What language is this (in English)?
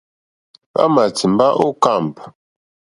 Mokpwe